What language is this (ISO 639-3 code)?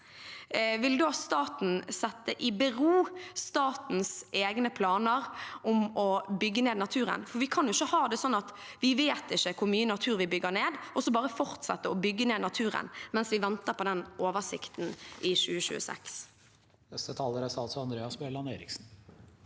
nor